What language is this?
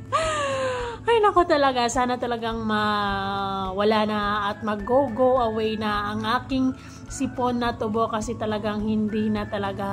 Filipino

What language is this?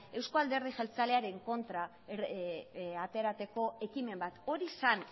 Basque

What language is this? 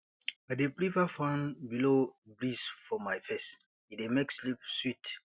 Nigerian Pidgin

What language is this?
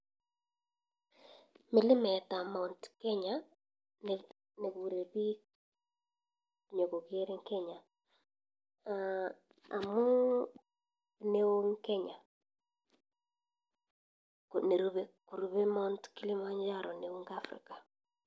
Kalenjin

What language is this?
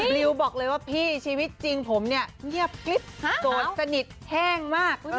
Thai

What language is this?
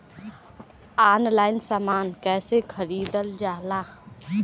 Bhojpuri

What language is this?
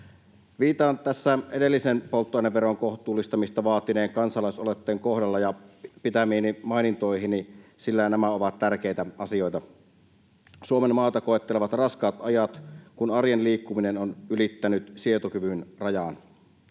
Finnish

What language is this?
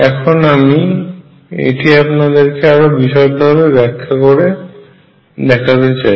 Bangla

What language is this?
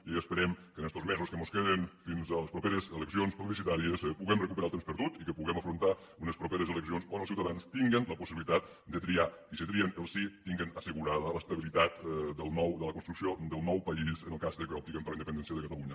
Catalan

